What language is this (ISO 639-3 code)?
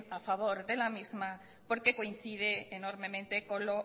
spa